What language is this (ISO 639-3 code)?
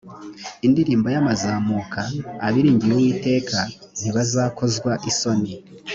kin